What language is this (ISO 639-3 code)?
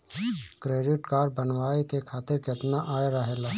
bho